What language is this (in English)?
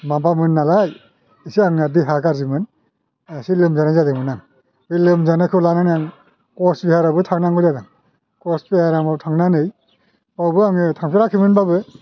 Bodo